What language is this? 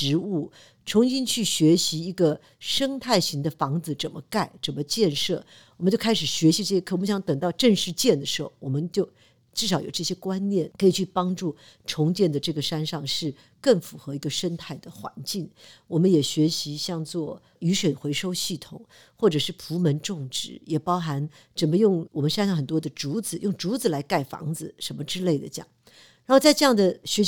Chinese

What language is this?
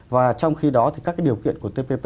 Vietnamese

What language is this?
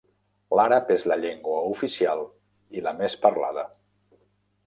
Catalan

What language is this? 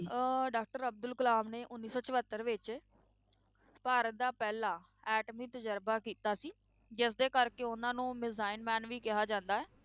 Punjabi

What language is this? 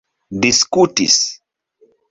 Esperanto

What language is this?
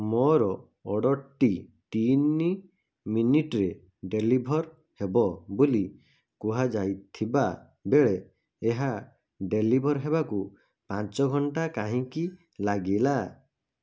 Odia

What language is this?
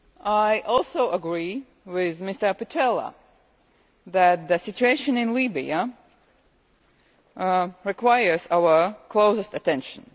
English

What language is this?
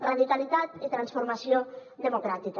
Catalan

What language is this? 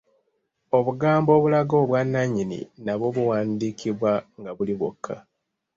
Ganda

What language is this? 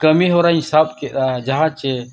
Santali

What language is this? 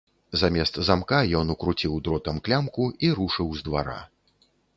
Belarusian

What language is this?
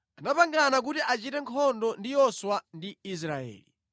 Nyanja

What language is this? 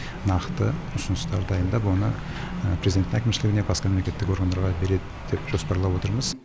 Kazakh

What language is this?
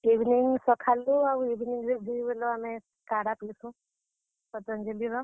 Odia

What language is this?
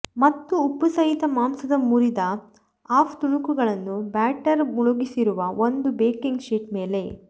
Kannada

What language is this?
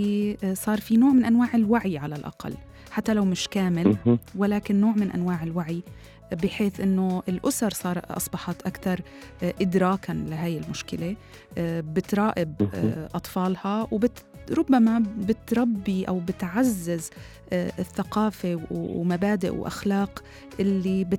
Arabic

